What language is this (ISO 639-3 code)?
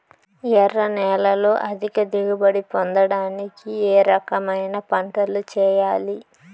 tel